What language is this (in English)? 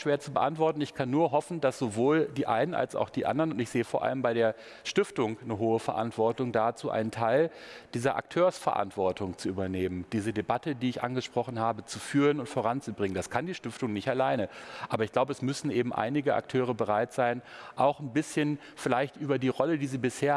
German